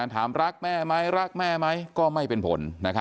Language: Thai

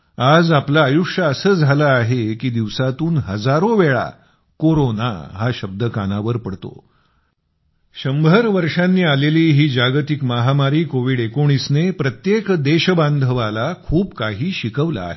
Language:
Marathi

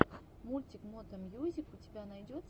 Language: Russian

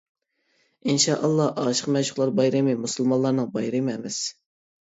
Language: Uyghur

